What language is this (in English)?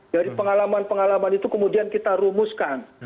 Indonesian